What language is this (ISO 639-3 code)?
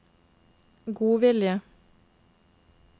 nor